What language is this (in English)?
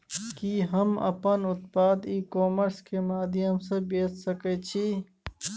Maithili